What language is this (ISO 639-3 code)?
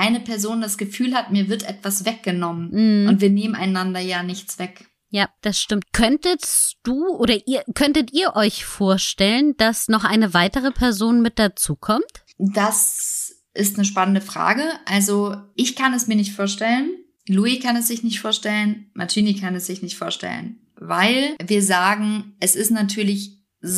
deu